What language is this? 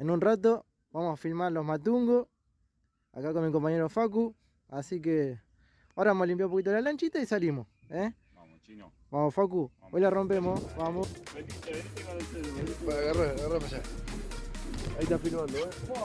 Spanish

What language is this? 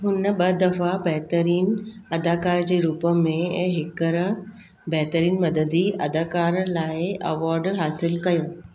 Sindhi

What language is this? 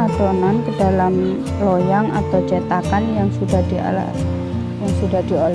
Indonesian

